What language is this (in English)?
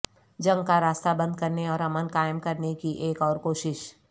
Urdu